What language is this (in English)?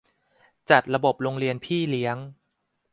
Thai